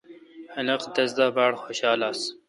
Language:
Kalkoti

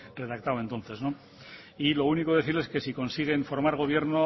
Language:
Spanish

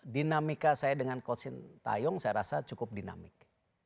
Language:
Indonesian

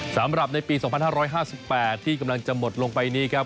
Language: Thai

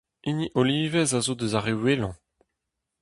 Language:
Breton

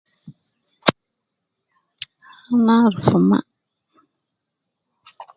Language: Nubi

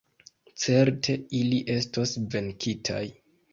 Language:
Esperanto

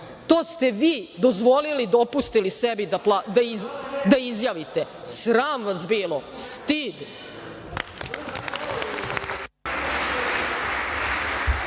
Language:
Serbian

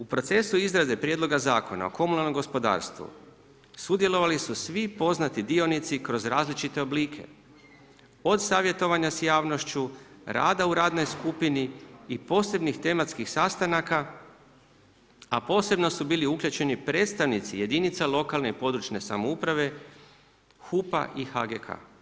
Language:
Croatian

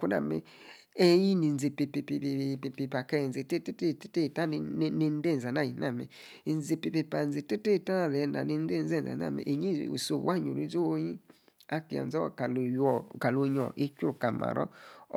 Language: Yace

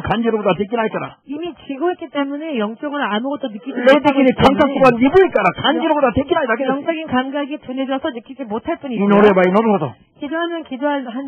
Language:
Korean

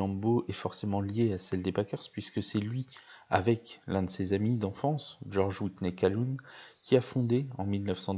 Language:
French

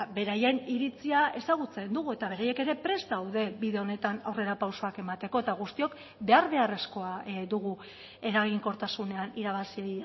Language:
Basque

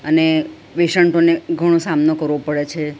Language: Gujarati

